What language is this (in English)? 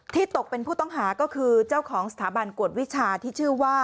Thai